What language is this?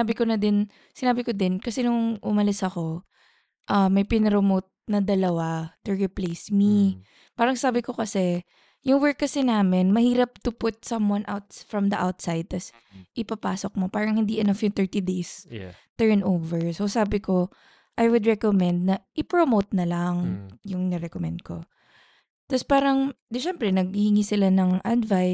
Filipino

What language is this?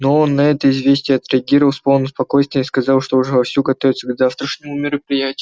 Russian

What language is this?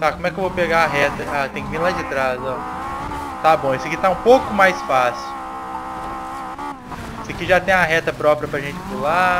Portuguese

